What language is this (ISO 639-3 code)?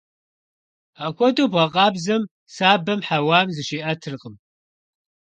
kbd